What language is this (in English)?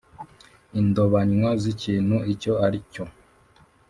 Kinyarwanda